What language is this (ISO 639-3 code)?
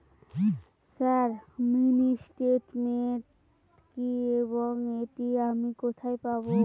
ben